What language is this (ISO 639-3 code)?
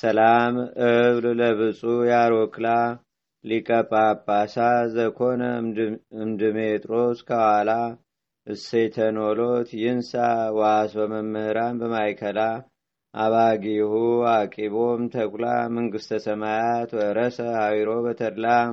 amh